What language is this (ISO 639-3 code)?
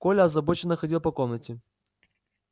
rus